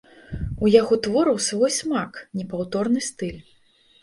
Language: Belarusian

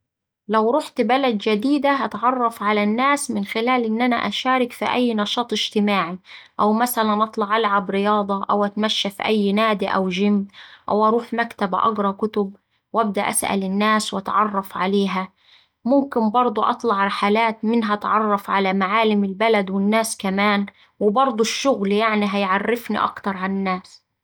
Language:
Saidi Arabic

